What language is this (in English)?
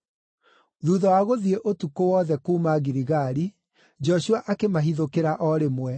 Kikuyu